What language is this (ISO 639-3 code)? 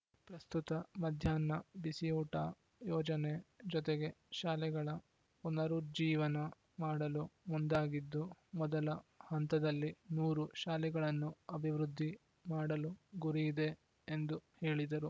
kan